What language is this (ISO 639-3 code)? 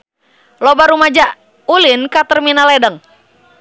sun